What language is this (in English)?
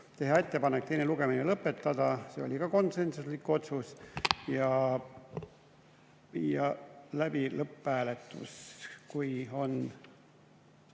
Estonian